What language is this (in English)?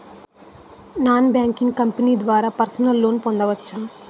Telugu